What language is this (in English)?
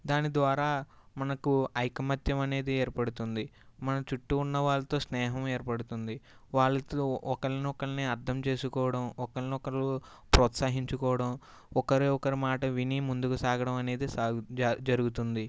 Telugu